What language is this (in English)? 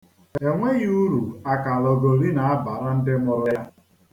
Igbo